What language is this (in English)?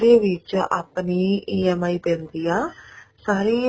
Punjabi